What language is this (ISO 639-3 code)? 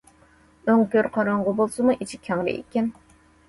uig